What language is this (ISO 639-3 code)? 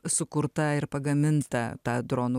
lit